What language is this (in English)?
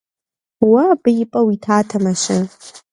Kabardian